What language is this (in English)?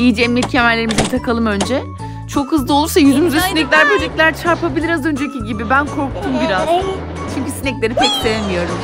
Turkish